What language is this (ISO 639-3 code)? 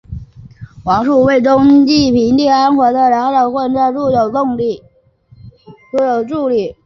zho